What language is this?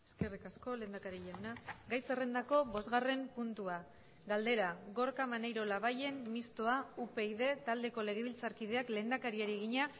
Basque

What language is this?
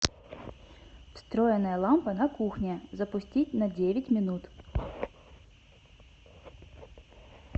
Russian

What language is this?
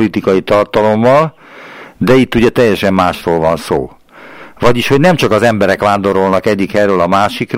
Hungarian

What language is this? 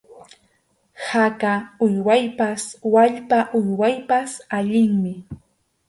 Arequipa-La Unión Quechua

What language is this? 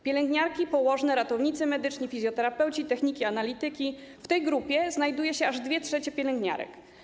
Polish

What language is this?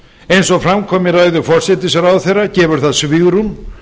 Icelandic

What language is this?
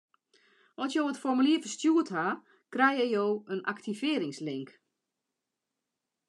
Western Frisian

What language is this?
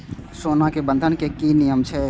Maithili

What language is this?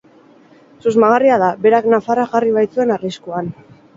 Basque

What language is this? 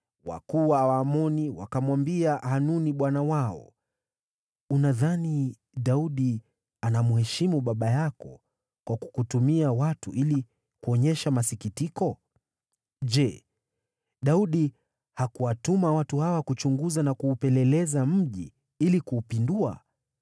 Swahili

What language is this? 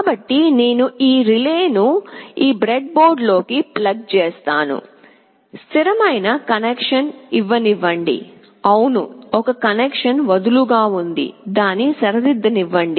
Telugu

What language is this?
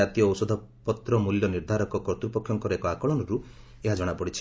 Odia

